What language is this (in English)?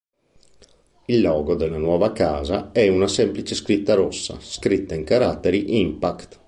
Italian